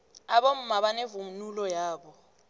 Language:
South Ndebele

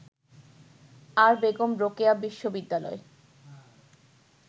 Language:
Bangla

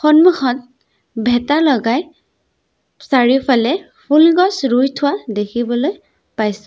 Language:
Assamese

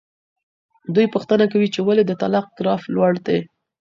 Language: Pashto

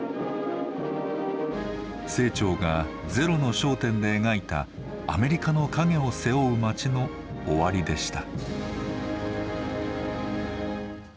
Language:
Japanese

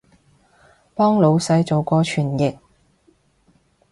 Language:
Cantonese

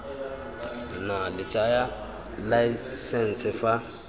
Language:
Tswana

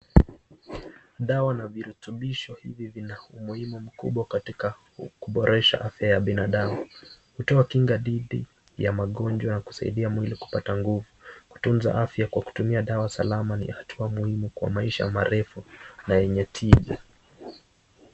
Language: Swahili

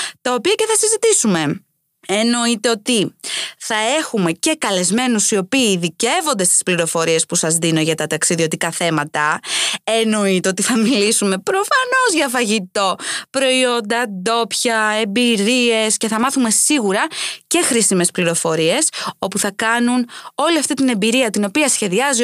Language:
Greek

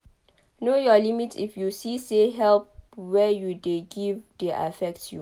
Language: Nigerian Pidgin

